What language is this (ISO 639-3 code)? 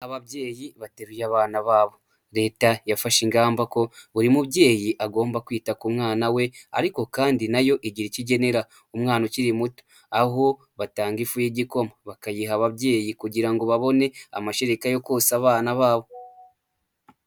kin